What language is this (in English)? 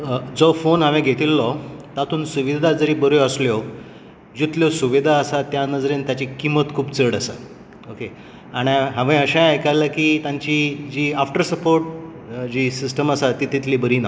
Konkani